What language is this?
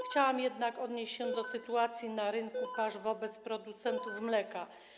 Polish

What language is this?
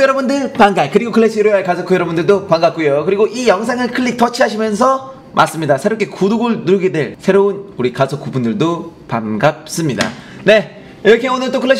Korean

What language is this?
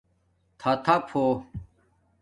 Domaaki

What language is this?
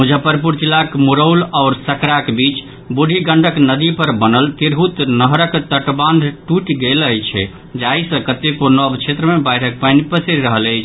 Maithili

